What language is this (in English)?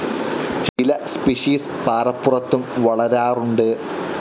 Malayalam